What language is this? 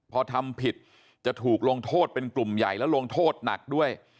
Thai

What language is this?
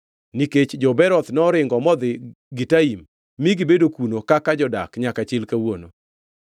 Luo (Kenya and Tanzania)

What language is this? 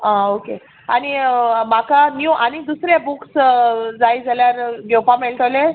Konkani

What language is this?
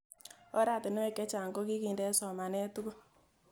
Kalenjin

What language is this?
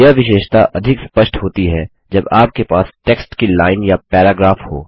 Hindi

